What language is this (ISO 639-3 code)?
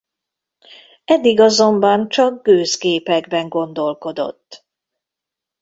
hun